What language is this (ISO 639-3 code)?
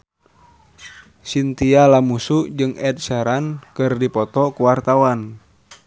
sun